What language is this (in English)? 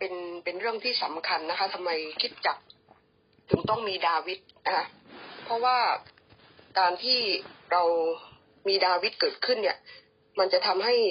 Thai